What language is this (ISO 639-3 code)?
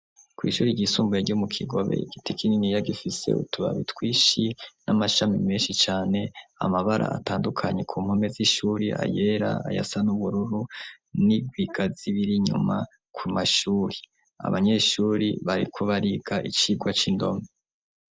run